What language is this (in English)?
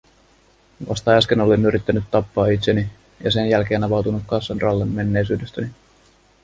Finnish